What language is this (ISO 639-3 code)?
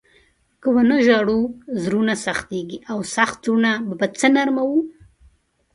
pus